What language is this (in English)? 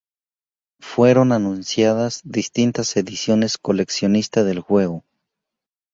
Spanish